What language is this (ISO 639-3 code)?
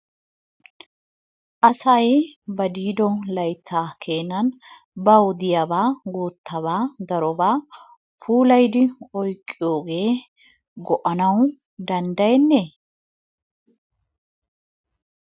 wal